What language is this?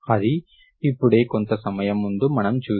Telugu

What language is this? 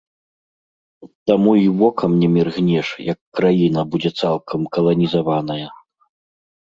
Belarusian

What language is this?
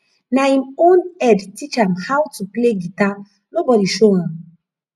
Nigerian Pidgin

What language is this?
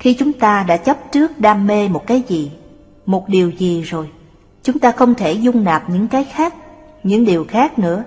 Vietnamese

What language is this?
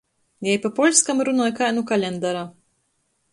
Latgalian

